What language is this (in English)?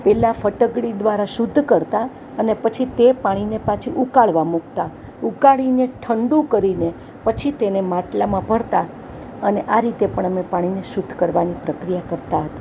Gujarati